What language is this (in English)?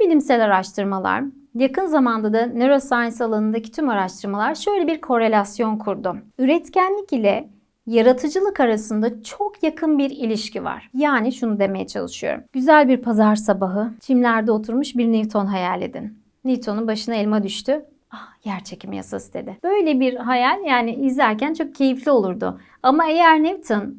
Turkish